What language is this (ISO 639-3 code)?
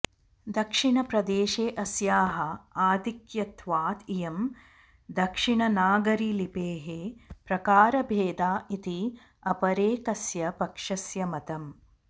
san